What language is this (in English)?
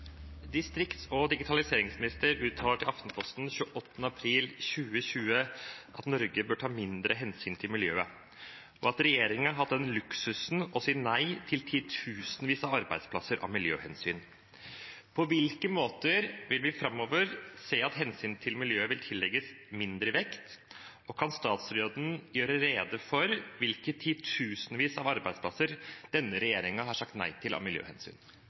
Norwegian Bokmål